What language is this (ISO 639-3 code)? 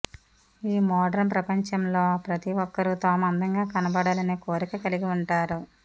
tel